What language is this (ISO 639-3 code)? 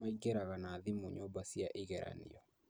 kik